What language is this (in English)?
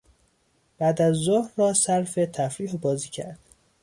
Persian